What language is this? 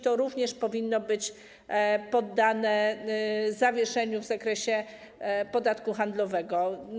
Polish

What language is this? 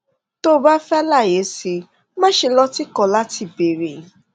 Yoruba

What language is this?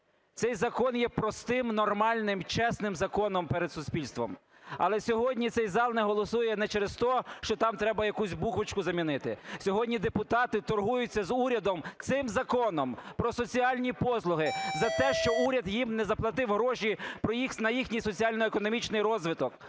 Ukrainian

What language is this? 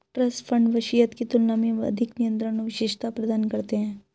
Hindi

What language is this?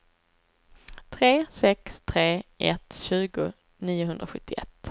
Swedish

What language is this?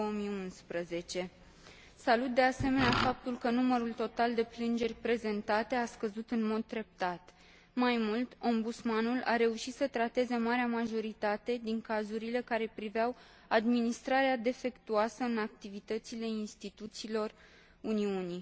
Romanian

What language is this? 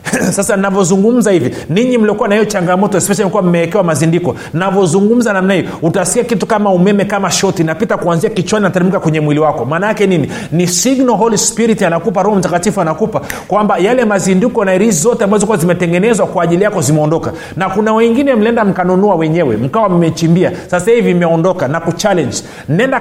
Swahili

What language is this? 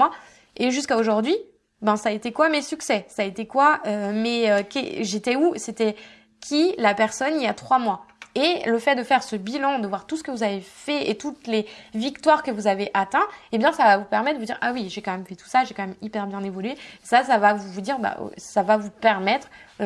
French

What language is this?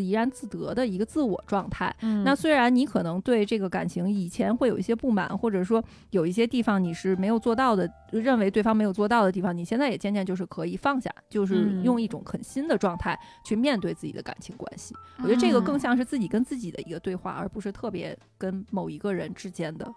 Chinese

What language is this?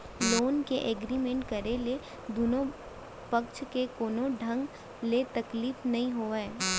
Chhattisgarhi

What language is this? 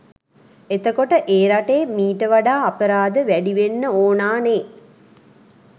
Sinhala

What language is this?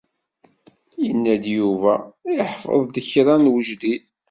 Kabyle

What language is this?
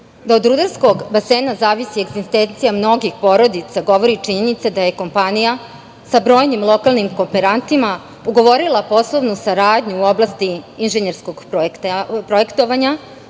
Serbian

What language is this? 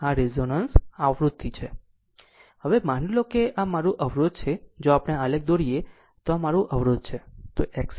Gujarati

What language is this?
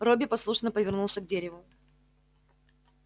Russian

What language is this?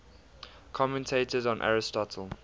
English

